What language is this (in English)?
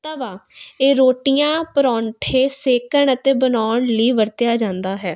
Punjabi